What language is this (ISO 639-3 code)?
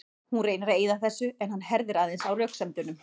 isl